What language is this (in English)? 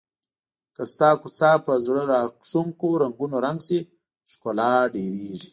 Pashto